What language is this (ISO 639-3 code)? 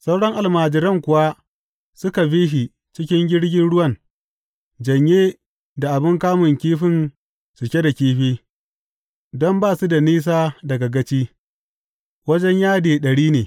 hau